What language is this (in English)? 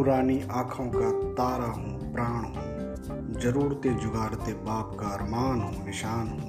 Hindi